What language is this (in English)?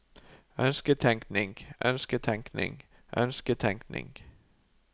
Norwegian